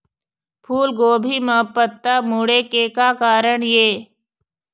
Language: Chhattisgarhi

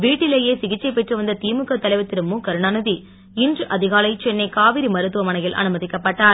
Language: Tamil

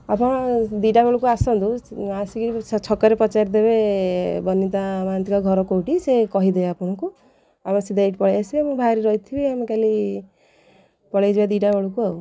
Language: Odia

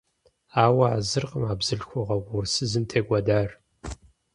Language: Kabardian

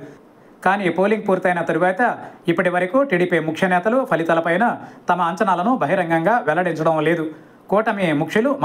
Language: Telugu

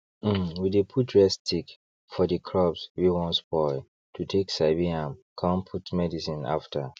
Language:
Nigerian Pidgin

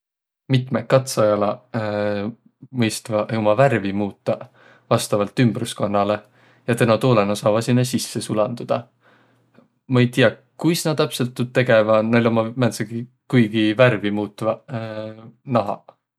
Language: Võro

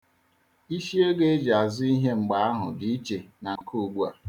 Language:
Igbo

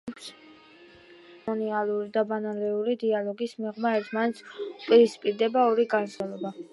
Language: Georgian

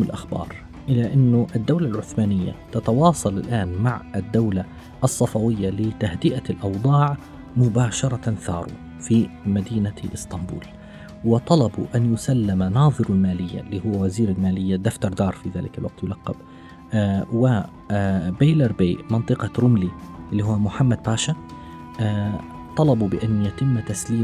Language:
Arabic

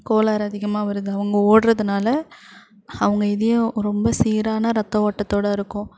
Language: Tamil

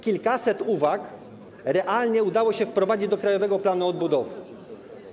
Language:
Polish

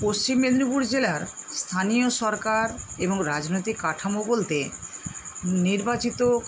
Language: Bangla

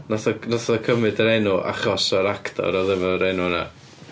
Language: Welsh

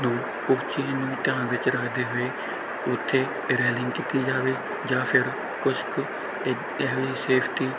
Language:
Punjabi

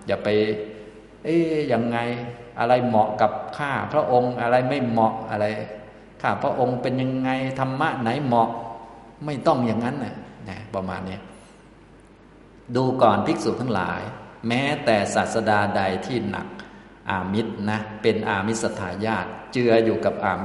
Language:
Thai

